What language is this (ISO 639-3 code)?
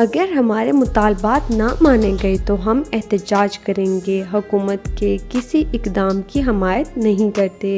hin